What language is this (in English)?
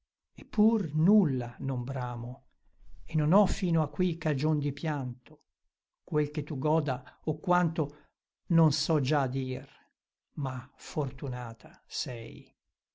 Italian